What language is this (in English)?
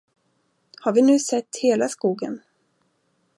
Swedish